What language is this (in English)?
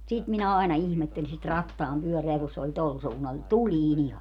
Finnish